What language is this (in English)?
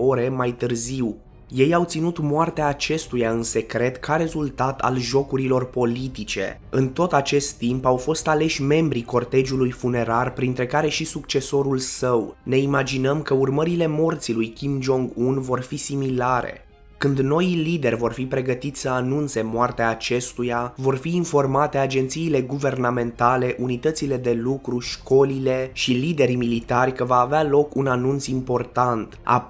Romanian